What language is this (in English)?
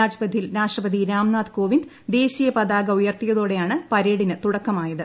Malayalam